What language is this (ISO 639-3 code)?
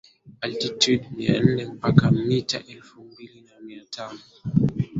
swa